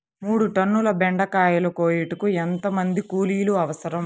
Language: Telugu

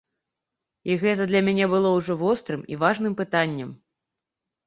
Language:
Belarusian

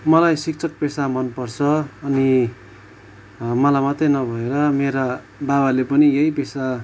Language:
Nepali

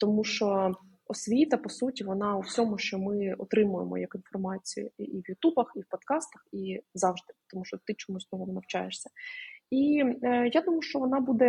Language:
Ukrainian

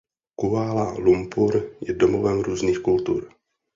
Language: Czech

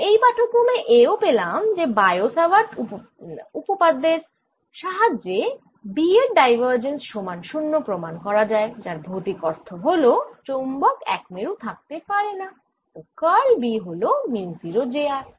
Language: Bangla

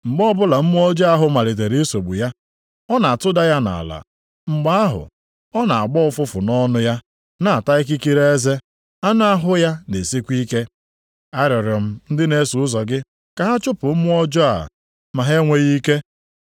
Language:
Igbo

